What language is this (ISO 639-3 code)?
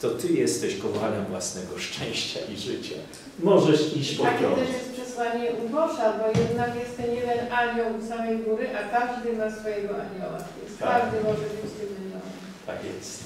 pol